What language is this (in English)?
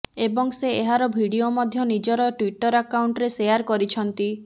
Odia